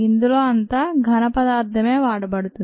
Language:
Telugu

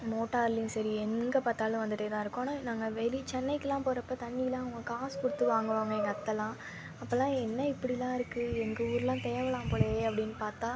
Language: Tamil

